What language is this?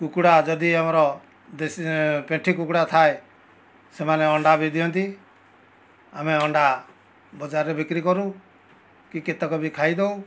Odia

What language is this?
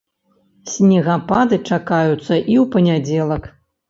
Belarusian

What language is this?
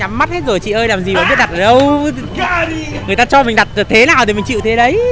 Vietnamese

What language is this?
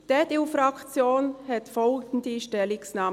Swiss German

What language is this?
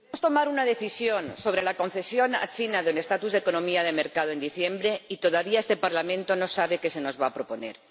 Spanish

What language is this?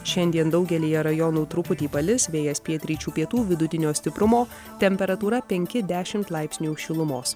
Lithuanian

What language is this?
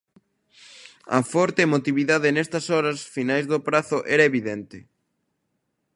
Galician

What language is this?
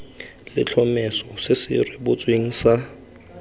Tswana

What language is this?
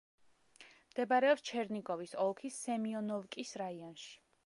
Georgian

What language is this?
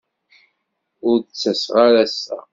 Kabyle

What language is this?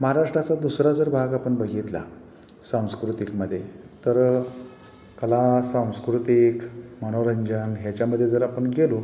Marathi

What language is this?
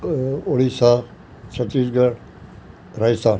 Sindhi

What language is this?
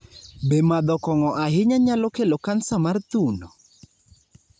Luo (Kenya and Tanzania)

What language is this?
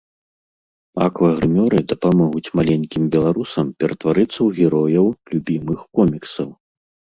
Belarusian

